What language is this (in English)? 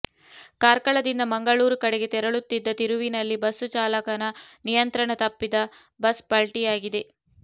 Kannada